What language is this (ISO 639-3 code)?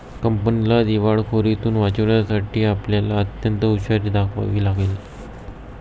mar